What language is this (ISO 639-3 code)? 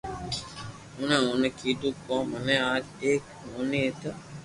lrk